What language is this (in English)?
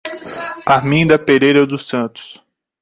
Portuguese